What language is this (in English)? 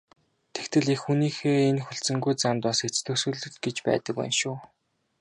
Mongolian